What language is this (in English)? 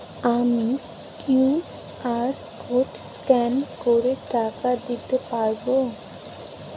Bangla